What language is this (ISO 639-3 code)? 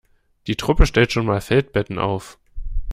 deu